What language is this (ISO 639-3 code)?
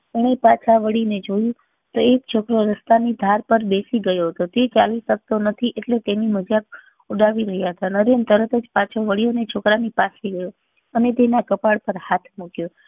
guj